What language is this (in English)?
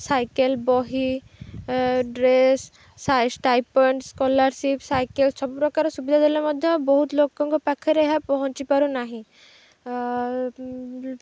Odia